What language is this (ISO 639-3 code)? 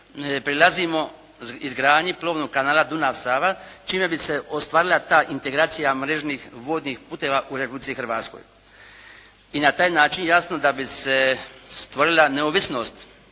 hrv